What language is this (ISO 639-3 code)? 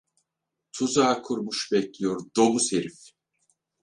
tur